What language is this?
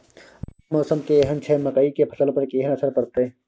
Maithili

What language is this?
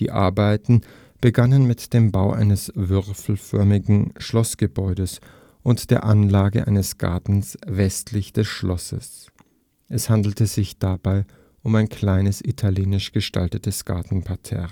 German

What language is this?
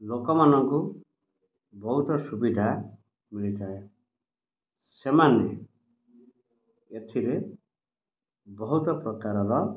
Odia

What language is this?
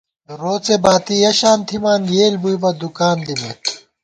Gawar-Bati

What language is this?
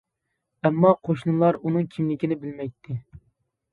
Uyghur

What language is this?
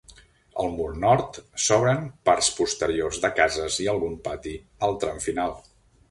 Catalan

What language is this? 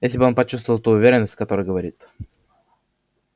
Russian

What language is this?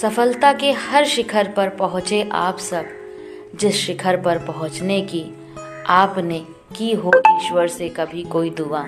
Hindi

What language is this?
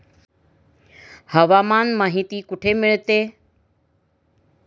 Marathi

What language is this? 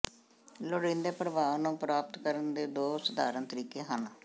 Punjabi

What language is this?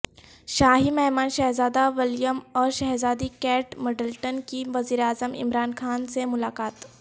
Urdu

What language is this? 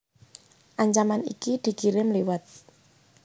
Javanese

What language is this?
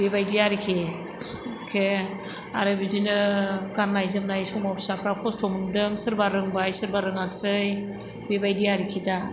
Bodo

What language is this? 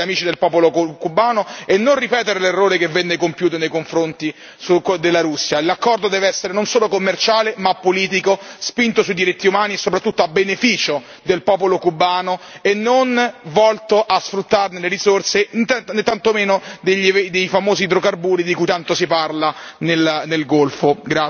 Italian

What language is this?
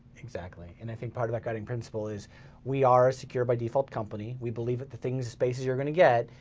English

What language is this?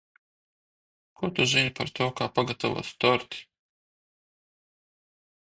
Latvian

